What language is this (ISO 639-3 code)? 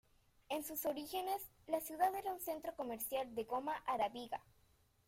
spa